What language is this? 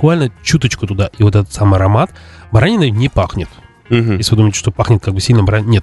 Russian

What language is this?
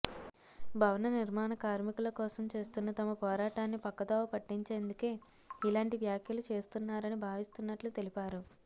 Telugu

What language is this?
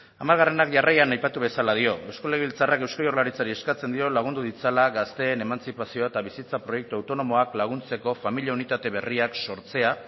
Basque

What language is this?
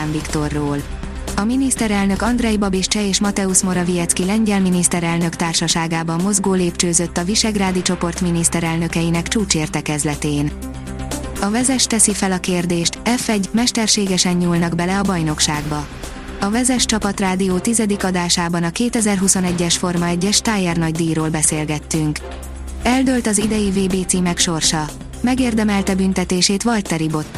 Hungarian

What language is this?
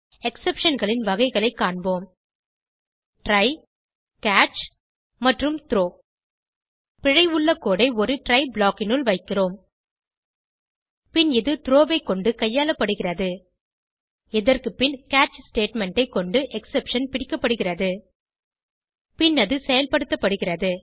Tamil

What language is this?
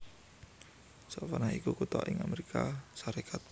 Javanese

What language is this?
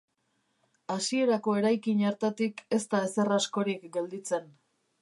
Basque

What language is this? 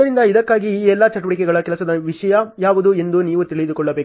Kannada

